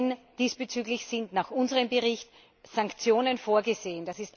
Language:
German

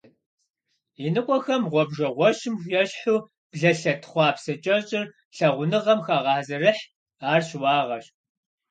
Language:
Kabardian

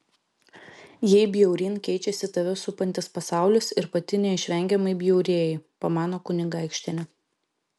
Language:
Lithuanian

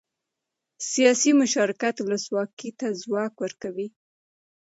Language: Pashto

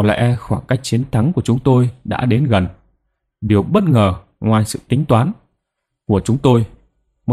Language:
Vietnamese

